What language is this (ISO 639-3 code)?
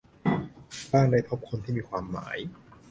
tha